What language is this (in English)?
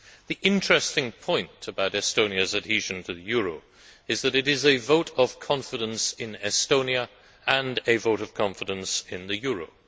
English